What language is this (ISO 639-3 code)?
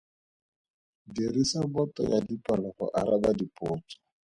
tsn